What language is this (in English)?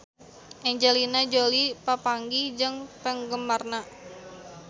Sundanese